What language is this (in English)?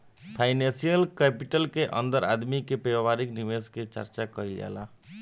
Bhojpuri